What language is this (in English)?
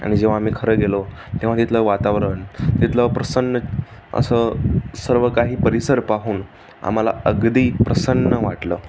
Marathi